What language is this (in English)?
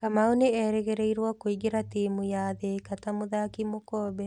Kikuyu